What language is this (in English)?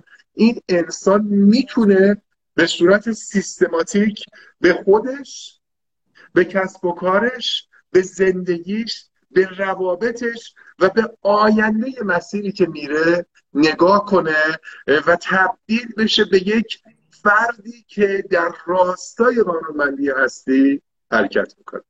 Persian